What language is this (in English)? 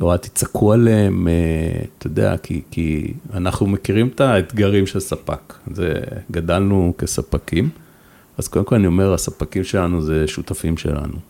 Hebrew